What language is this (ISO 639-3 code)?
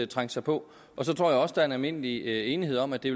dan